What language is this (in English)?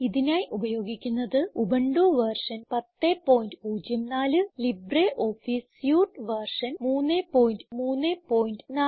Malayalam